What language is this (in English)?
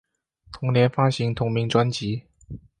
Chinese